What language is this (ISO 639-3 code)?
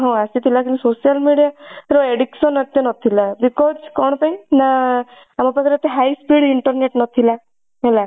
ori